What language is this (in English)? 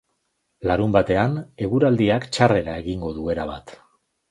Basque